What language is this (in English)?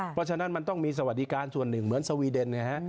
Thai